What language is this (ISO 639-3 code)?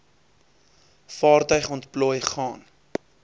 afr